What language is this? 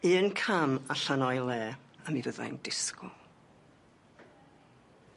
Welsh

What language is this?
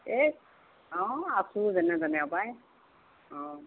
Assamese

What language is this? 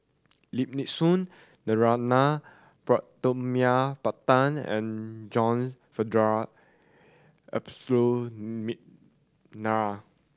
English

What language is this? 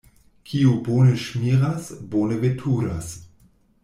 Esperanto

